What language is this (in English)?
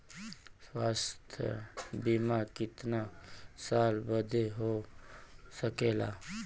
Bhojpuri